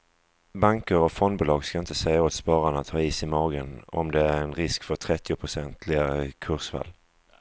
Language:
Swedish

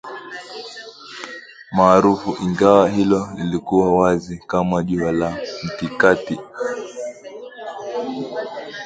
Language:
Swahili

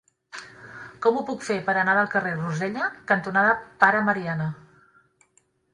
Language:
Catalan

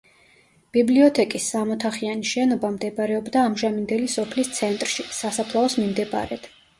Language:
Georgian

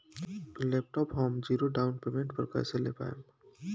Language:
Bhojpuri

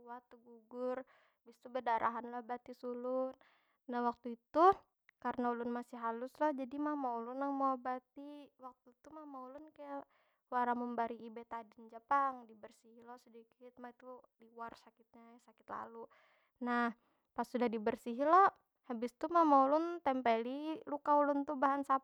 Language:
Banjar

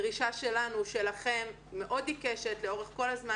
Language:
Hebrew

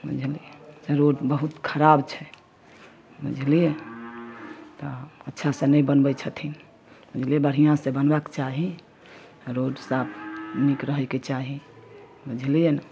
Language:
Maithili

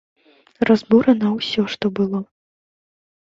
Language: Belarusian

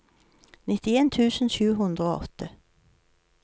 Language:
Norwegian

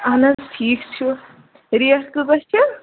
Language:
Kashmiri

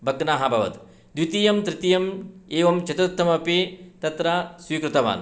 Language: Sanskrit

